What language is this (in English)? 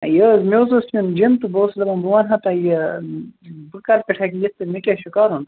Kashmiri